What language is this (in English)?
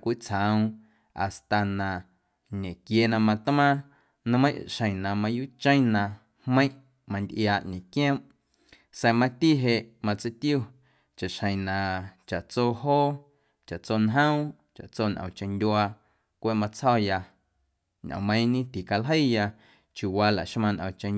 Guerrero Amuzgo